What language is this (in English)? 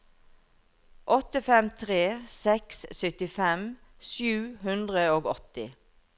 Norwegian